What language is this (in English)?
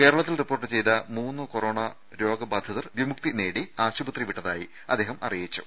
Malayalam